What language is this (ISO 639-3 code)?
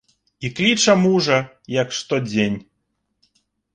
bel